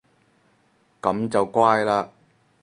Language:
Cantonese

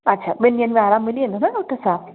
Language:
Sindhi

